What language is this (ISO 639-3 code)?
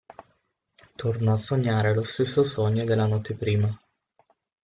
ita